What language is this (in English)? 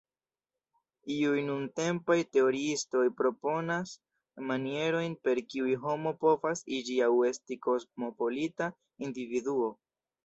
Esperanto